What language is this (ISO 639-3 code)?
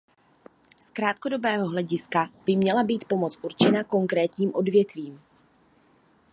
ces